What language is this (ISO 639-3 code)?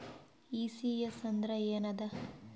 kan